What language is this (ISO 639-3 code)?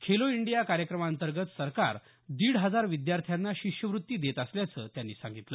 mar